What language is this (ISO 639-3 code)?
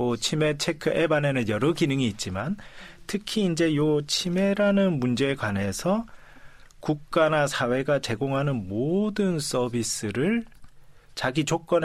kor